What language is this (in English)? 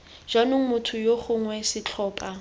Tswana